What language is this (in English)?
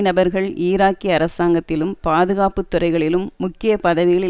Tamil